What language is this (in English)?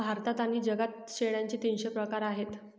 Marathi